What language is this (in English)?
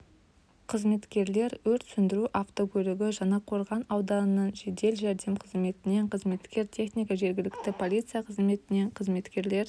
Kazakh